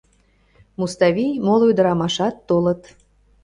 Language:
Mari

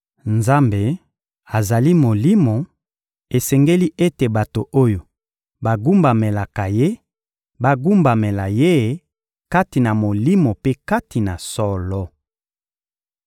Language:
Lingala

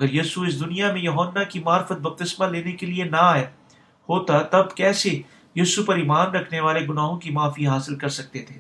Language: Urdu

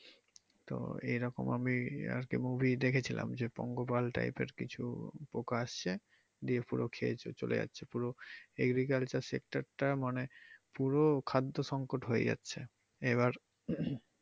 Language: Bangla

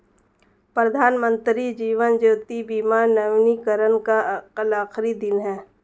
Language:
Hindi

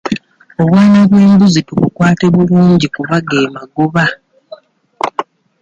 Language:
Ganda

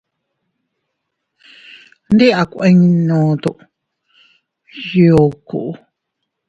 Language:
Teutila Cuicatec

